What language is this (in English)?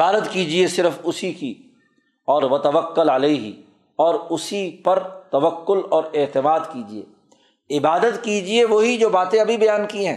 Urdu